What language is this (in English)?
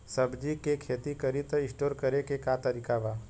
Bhojpuri